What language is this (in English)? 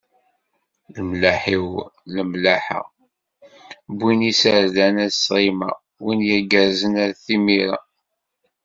Kabyle